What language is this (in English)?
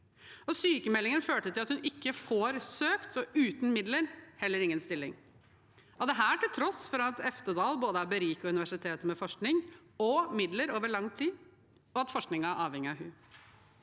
Norwegian